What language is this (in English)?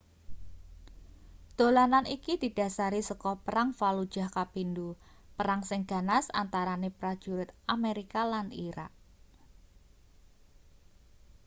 Javanese